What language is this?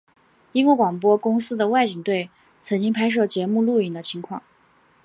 Chinese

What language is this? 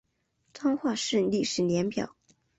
Chinese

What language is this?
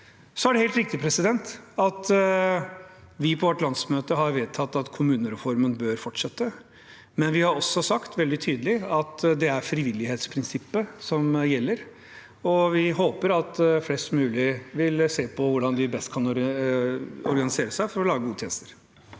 Norwegian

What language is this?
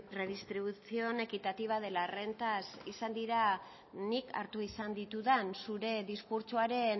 Basque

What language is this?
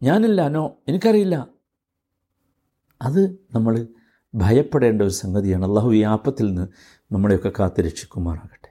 Malayalam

